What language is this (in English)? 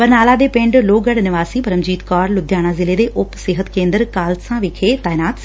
Punjabi